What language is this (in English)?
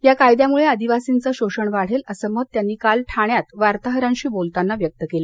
Marathi